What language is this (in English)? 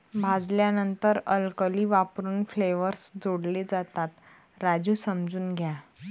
Marathi